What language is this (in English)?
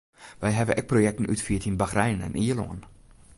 Western Frisian